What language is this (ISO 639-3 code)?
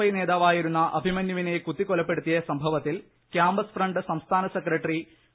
mal